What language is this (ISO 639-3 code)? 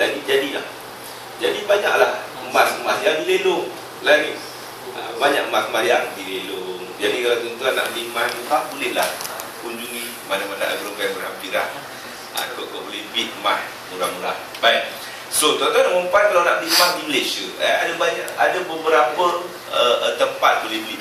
msa